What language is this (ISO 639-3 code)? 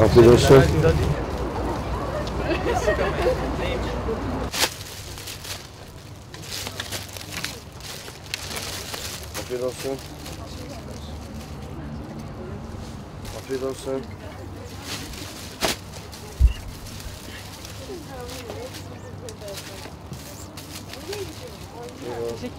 tur